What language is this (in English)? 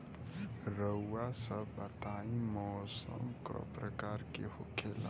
Bhojpuri